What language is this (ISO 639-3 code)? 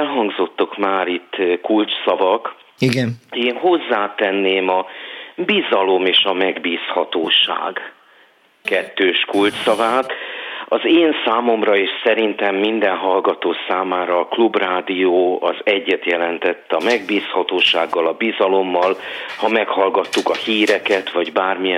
hun